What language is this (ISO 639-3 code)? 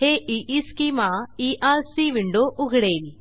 mar